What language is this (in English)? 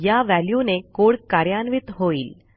Marathi